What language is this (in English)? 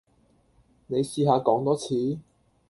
Cantonese